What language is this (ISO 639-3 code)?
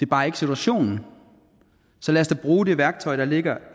dan